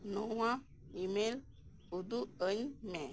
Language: Santali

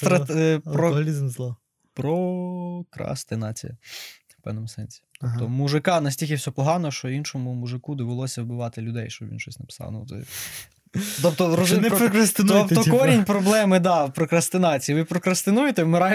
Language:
Ukrainian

